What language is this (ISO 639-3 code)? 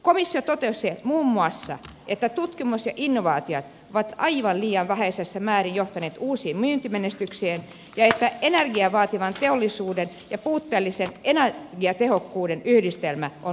fin